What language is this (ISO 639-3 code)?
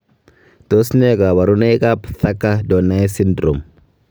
kln